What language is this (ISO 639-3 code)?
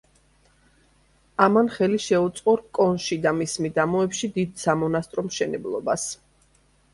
kat